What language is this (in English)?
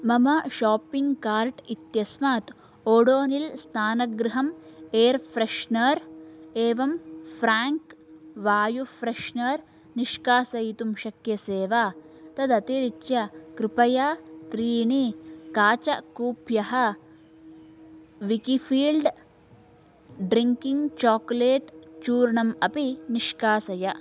Sanskrit